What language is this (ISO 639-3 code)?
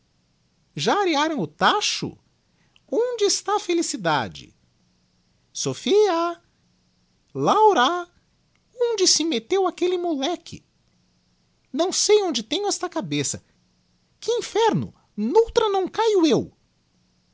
por